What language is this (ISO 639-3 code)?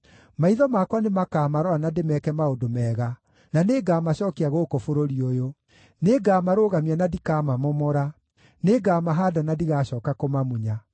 kik